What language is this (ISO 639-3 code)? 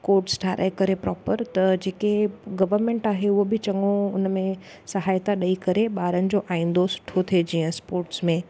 snd